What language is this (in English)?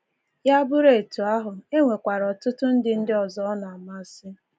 Igbo